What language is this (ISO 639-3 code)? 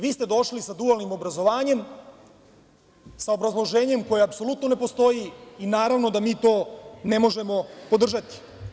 srp